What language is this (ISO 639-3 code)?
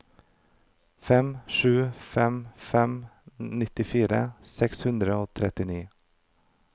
nor